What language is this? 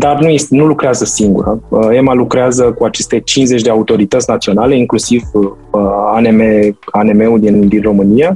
Romanian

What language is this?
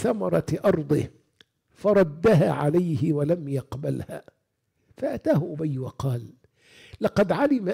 Arabic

